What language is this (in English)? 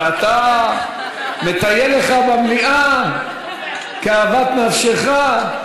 Hebrew